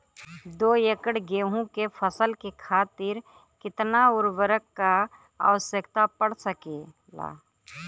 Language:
Bhojpuri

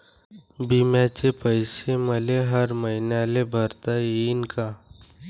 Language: Marathi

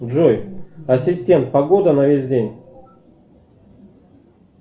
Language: Russian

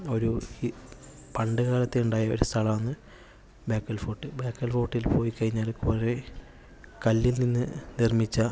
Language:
Malayalam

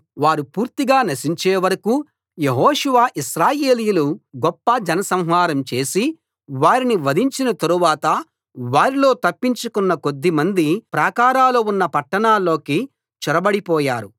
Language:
Telugu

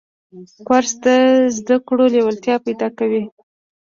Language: Pashto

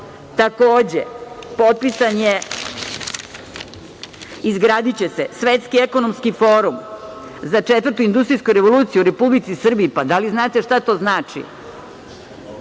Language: Serbian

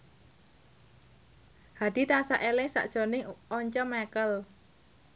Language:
Javanese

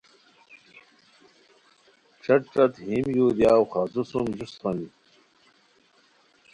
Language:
Khowar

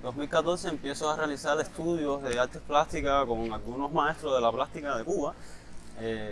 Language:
Spanish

